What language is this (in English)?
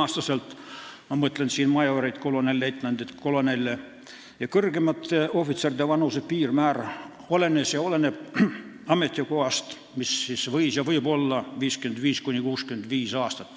Estonian